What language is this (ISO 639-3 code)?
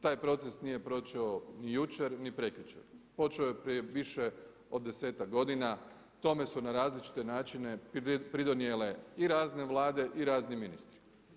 hrv